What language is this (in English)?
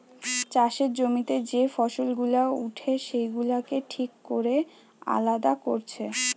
Bangla